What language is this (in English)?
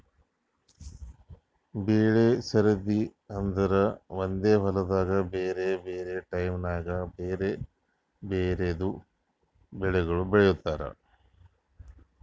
Kannada